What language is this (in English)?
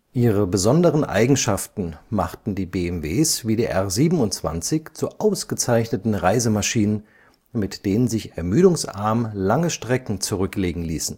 German